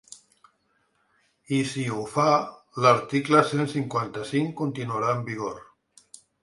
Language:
Catalan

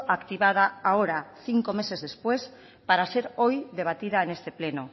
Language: Spanish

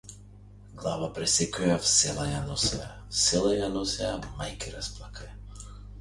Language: Macedonian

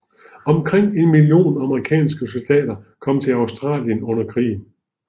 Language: Danish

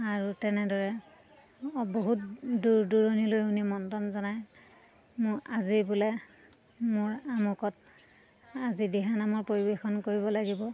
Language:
Assamese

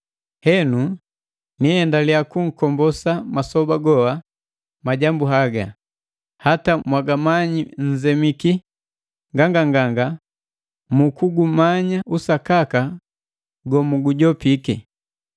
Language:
Matengo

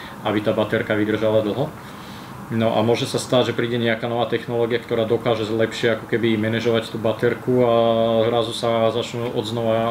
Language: Czech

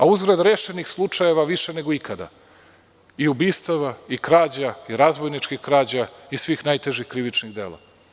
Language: Serbian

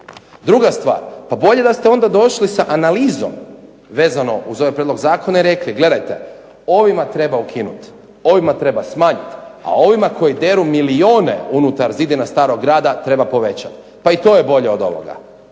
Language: Croatian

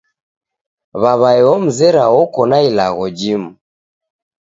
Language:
Taita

